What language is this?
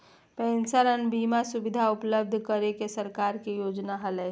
Magahi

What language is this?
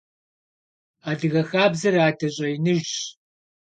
Kabardian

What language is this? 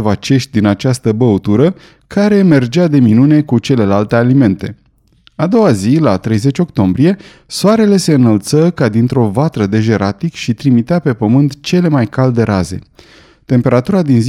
Romanian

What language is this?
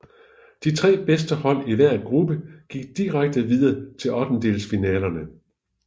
Danish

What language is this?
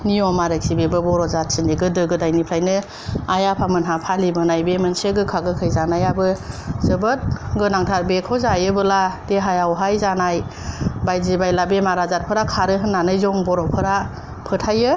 Bodo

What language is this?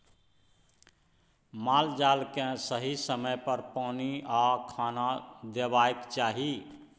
Maithili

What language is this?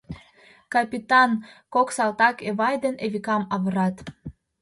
Mari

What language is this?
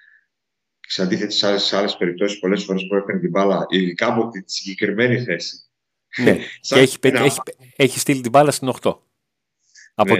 Greek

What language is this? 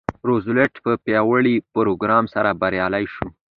Pashto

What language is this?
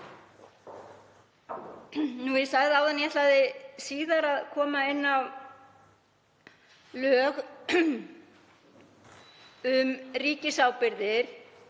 Icelandic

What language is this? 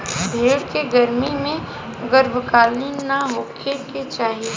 Bhojpuri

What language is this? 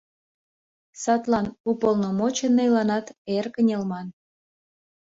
Mari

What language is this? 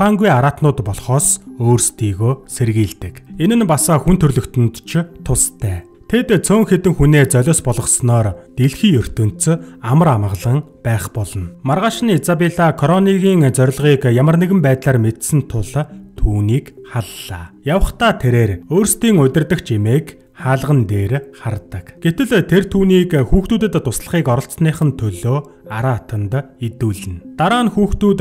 Turkish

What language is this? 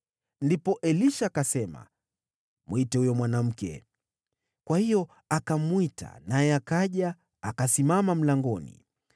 Swahili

